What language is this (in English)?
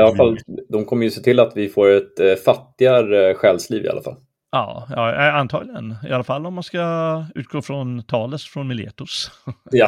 Swedish